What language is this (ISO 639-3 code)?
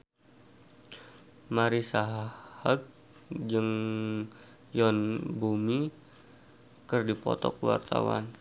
sun